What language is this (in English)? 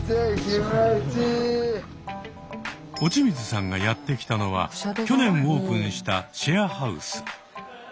Japanese